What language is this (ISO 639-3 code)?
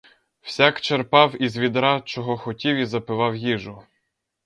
ukr